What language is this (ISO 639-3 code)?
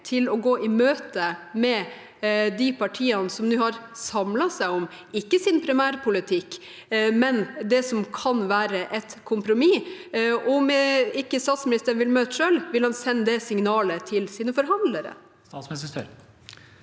nor